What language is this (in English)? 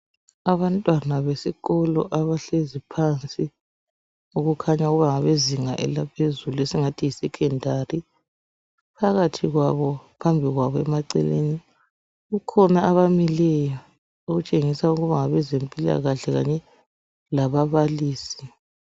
North Ndebele